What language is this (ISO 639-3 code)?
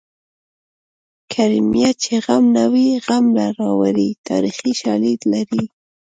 pus